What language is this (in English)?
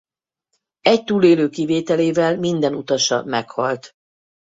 Hungarian